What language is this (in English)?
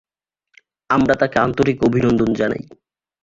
Bangla